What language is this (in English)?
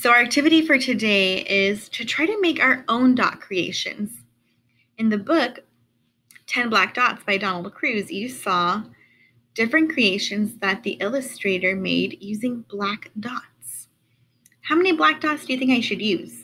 English